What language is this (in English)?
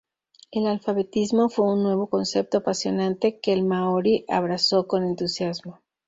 Spanish